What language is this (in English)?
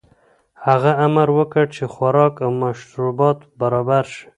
Pashto